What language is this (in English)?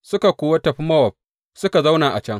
Hausa